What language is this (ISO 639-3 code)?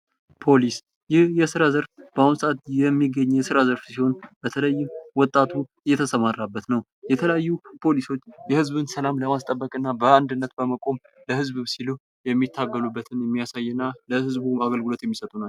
amh